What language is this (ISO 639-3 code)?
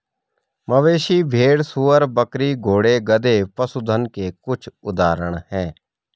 hin